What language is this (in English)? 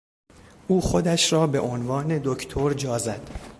Persian